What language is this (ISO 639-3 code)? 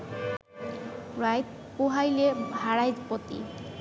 ben